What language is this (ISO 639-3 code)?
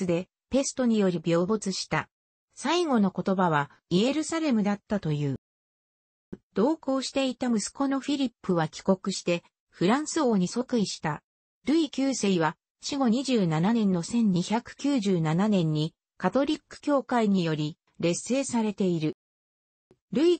jpn